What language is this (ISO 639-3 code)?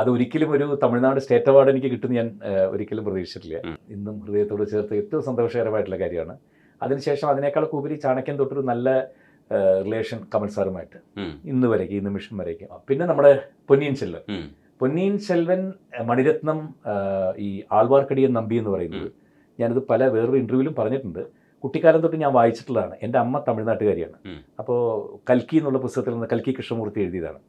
mal